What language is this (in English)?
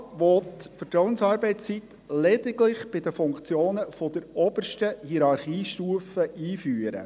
Swiss German